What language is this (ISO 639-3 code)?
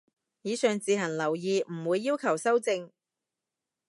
yue